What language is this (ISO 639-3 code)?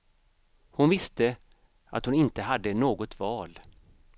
swe